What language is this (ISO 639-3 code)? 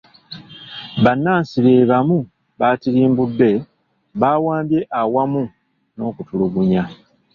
lug